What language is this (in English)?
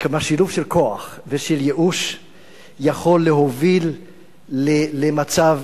Hebrew